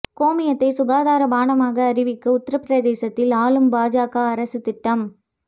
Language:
Tamil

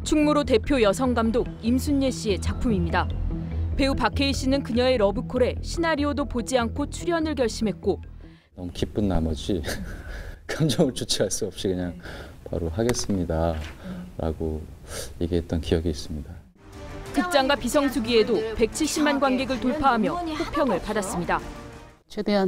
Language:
Korean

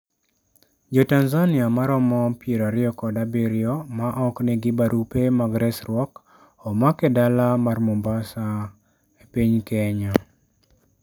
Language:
Luo (Kenya and Tanzania)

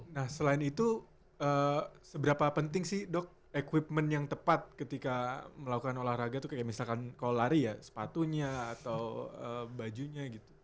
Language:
Indonesian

